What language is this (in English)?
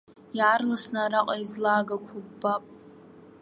Abkhazian